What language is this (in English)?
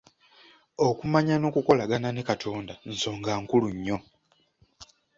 Ganda